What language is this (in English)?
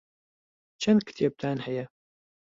Central Kurdish